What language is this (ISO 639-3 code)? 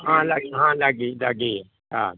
pan